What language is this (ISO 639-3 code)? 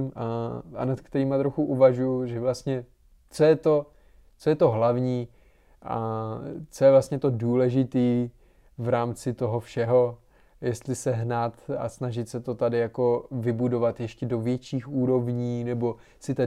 ces